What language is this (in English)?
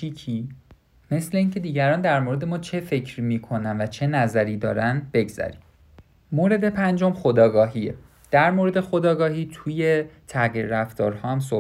Persian